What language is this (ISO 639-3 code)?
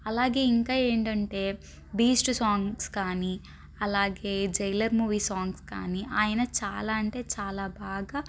tel